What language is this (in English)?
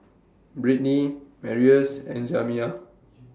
English